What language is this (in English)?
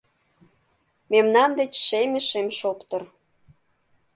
Mari